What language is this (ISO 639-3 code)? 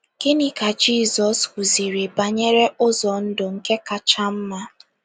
ibo